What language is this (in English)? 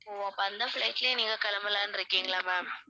Tamil